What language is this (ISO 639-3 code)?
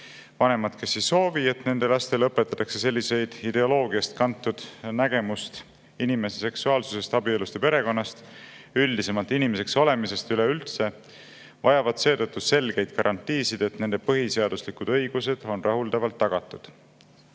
est